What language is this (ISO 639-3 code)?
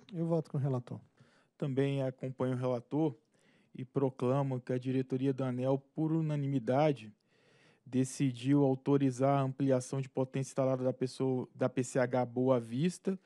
por